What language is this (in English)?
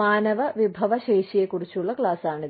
Malayalam